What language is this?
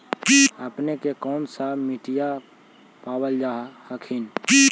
Magahi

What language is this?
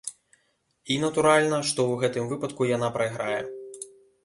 Belarusian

